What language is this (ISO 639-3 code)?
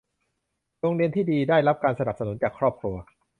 tha